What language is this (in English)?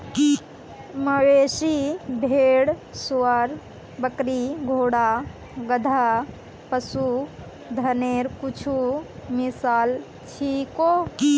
Magahi